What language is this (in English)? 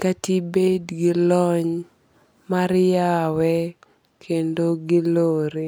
Luo (Kenya and Tanzania)